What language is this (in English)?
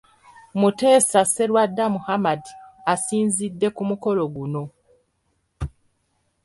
Ganda